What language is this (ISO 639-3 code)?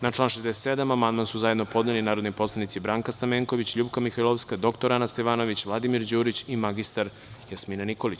srp